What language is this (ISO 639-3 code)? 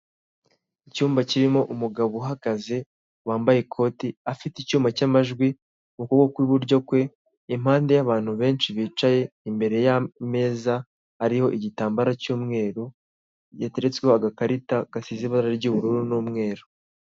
kin